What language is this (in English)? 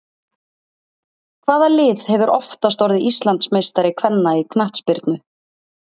Icelandic